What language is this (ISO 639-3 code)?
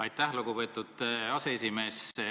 est